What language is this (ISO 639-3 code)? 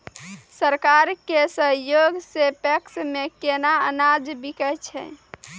mai